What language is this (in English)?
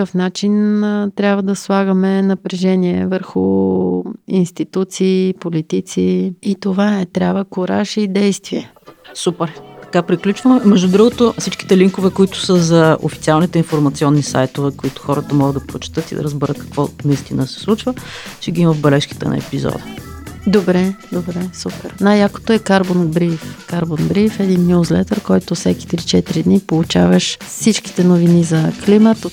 Bulgarian